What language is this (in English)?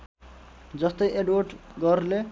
Nepali